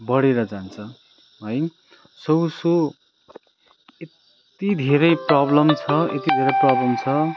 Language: Nepali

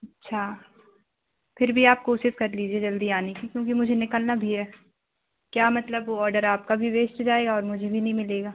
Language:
Hindi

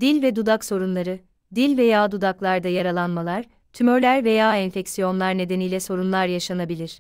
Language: Turkish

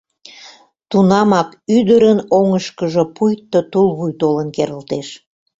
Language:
Mari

